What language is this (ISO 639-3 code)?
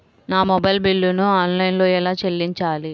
tel